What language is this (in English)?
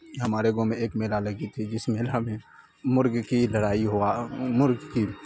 Urdu